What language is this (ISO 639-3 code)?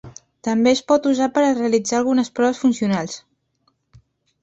cat